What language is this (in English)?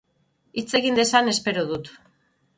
Basque